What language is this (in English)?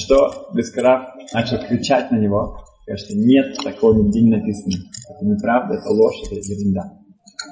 Russian